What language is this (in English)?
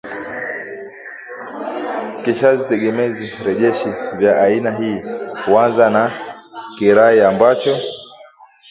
Swahili